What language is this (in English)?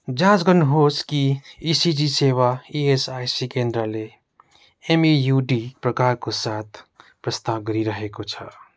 Nepali